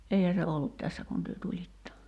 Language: Finnish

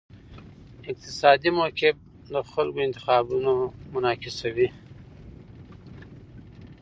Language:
Pashto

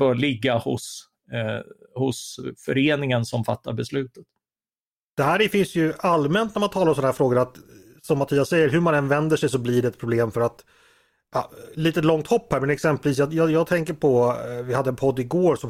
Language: Swedish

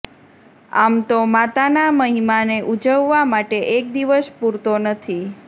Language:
Gujarati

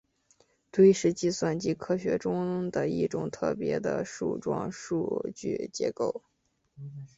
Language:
Chinese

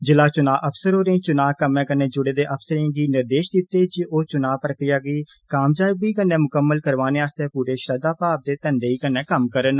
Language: Dogri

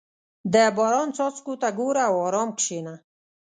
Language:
Pashto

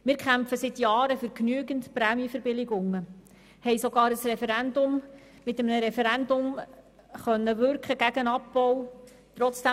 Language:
Swiss German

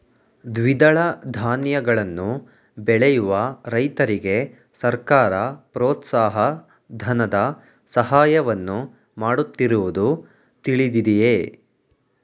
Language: Kannada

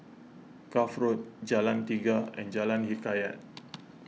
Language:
English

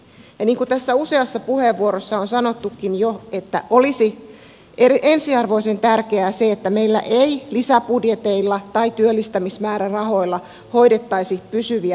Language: Finnish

